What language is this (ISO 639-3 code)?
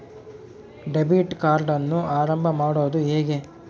kan